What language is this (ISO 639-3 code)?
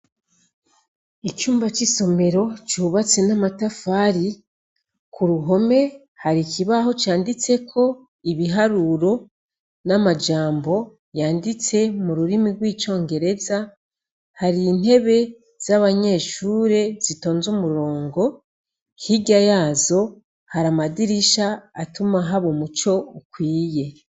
run